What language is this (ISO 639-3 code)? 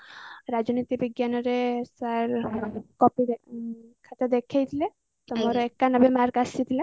ori